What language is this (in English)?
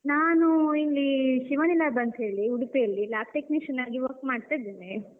Kannada